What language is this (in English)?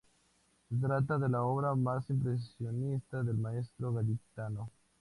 Spanish